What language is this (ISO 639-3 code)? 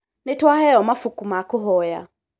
kik